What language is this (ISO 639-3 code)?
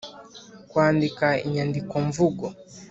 kin